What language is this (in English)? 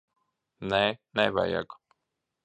Latvian